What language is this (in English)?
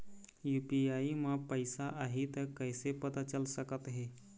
Chhattisgarhi